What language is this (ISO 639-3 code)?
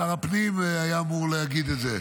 heb